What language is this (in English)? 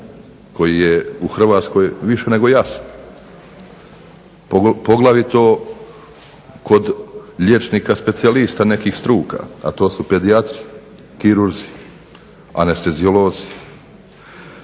Croatian